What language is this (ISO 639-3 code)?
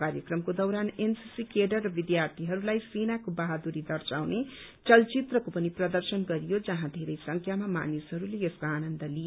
nep